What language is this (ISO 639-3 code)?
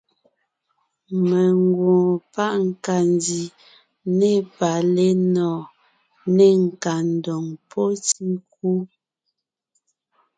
nnh